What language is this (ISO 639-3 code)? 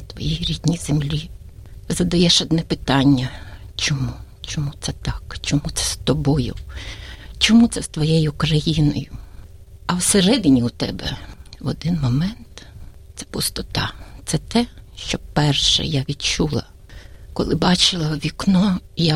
ukr